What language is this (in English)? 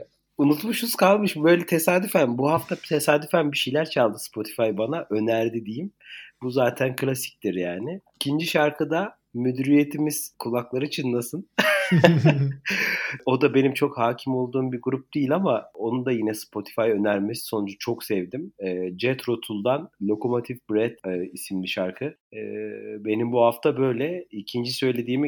Turkish